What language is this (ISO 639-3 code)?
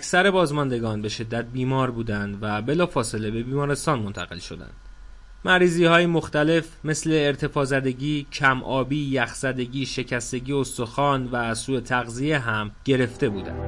fas